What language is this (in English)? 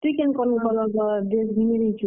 Odia